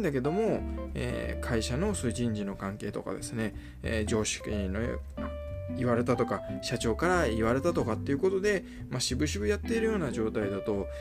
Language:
Japanese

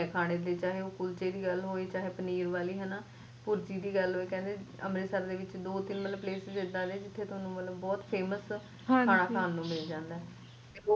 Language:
Punjabi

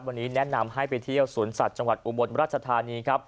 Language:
Thai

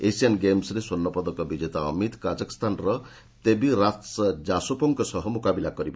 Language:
Odia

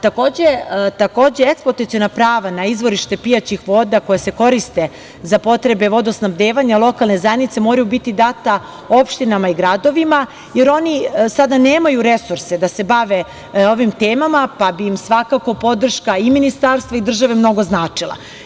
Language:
Serbian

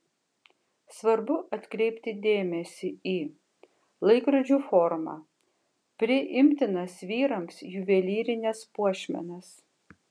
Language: Lithuanian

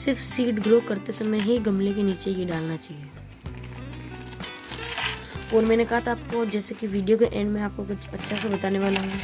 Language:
Hindi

